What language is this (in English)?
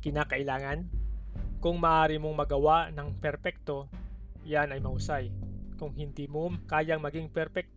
Filipino